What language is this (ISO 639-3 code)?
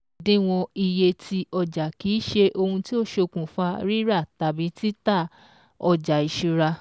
yor